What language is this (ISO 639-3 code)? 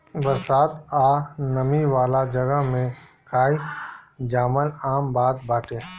bho